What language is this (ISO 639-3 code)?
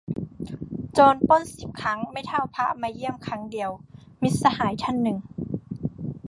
tha